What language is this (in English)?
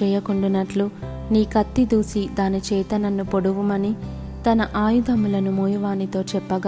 Telugu